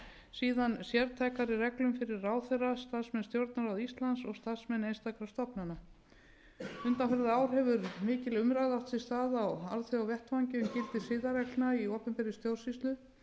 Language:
Icelandic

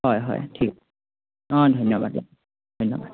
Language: Assamese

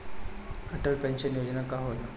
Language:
Bhojpuri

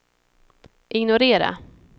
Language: Swedish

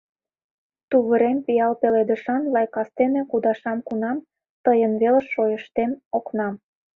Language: Mari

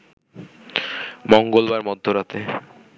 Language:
Bangla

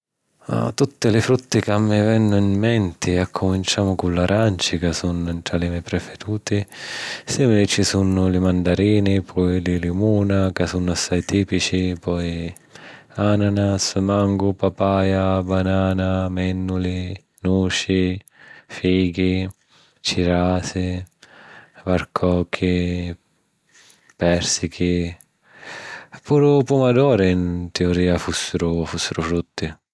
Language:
Sicilian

